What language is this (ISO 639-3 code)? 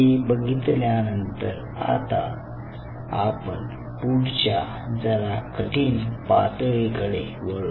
mar